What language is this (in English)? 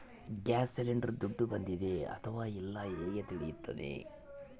Kannada